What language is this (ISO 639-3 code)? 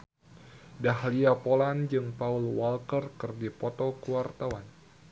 sun